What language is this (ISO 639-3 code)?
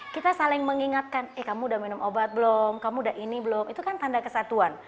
ind